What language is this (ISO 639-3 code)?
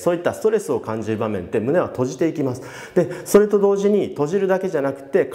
jpn